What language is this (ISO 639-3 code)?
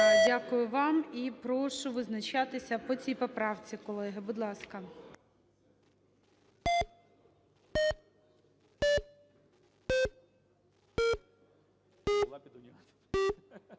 ukr